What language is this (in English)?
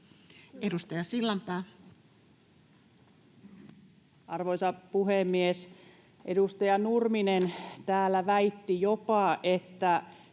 Finnish